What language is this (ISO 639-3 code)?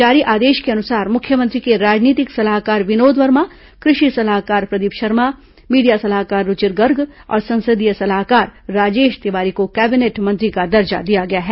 hin